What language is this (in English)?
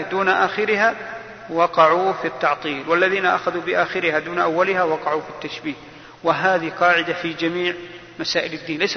Arabic